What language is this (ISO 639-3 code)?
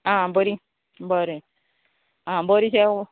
kok